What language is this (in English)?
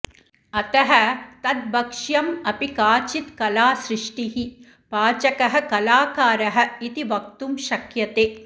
Sanskrit